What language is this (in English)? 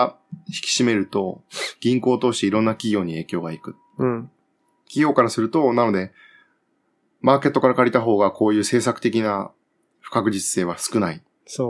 Japanese